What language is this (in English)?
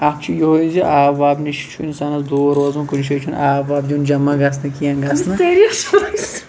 Kashmiri